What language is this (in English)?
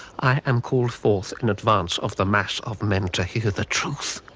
English